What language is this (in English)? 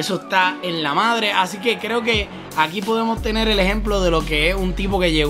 Spanish